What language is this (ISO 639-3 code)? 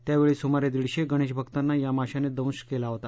mar